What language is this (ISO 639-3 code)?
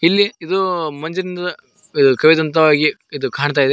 kan